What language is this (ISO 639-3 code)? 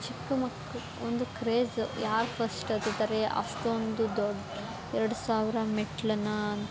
kan